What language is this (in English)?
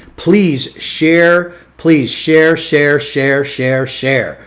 English